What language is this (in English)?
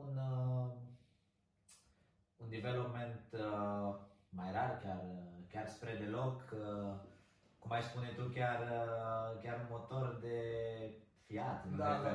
Romanian